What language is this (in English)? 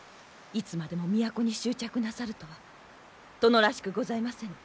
Japanese